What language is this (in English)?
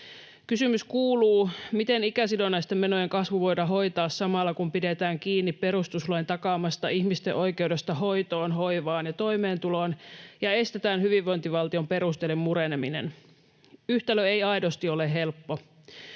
Finnish